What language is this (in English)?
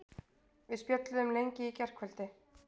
Icelandic